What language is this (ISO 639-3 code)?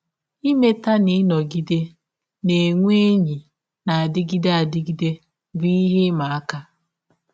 ibo